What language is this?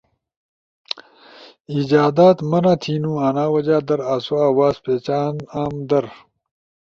Ushojo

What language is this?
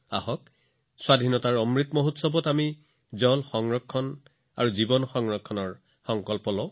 Assamese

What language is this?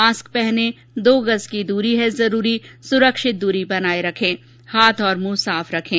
Hindi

